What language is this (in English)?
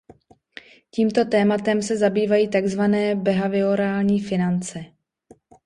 Czech